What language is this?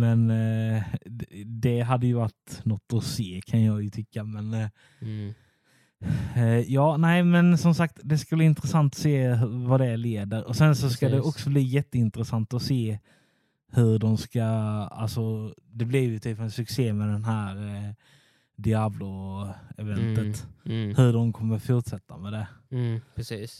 Swedish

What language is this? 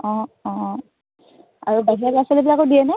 Assamese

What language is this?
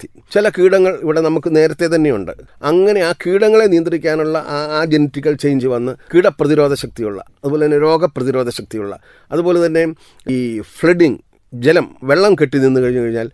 Malayalam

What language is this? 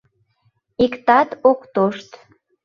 Mari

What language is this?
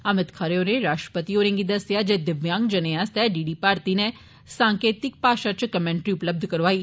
Dogri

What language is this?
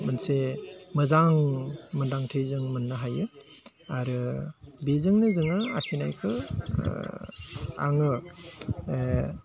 Bodo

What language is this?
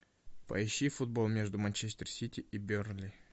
Russian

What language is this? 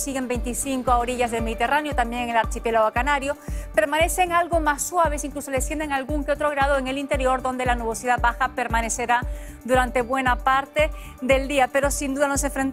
Spanish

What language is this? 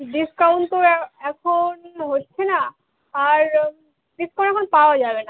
Bangla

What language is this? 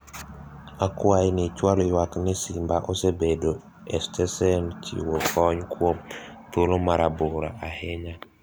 Luo (Kenya and Tanzania)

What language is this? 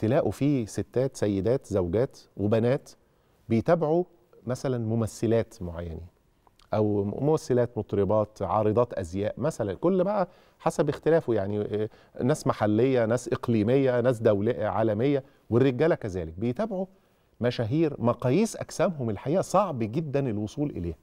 Arabic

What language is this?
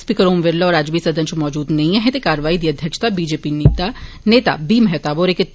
Dogri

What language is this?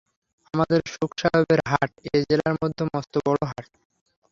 Bangla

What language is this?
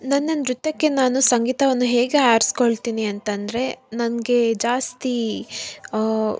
Kannada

